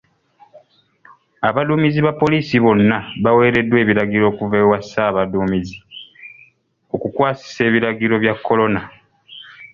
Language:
Ganda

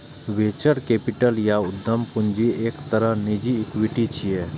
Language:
Maithili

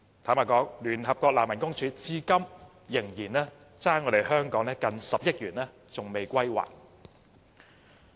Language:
Cantonese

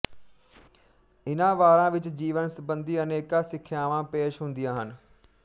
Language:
Punjabi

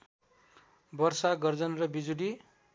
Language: Nepali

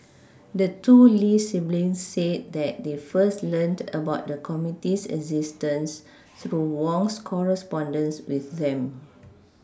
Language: English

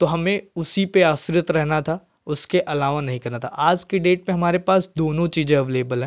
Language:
Hindi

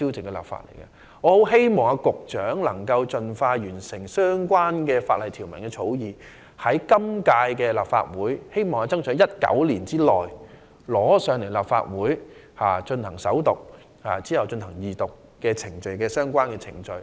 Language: Cantonese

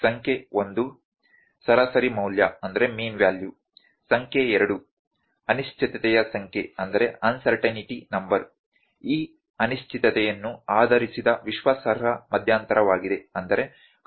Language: Kannada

